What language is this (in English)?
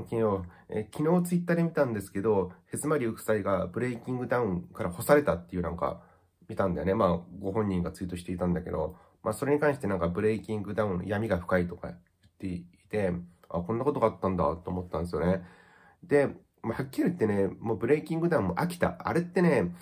Japanese